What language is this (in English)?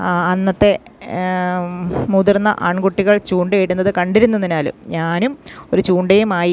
Malayalam